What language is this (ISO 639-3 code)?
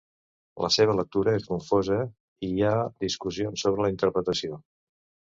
cat